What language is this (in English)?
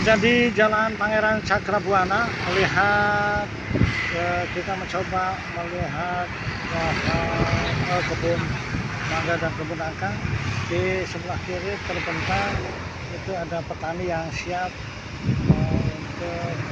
Indonesian